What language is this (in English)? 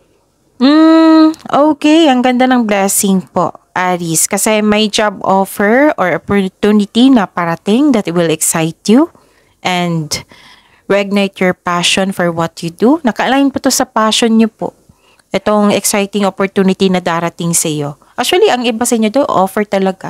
Filipino